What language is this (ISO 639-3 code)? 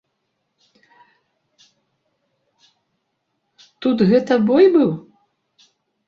bel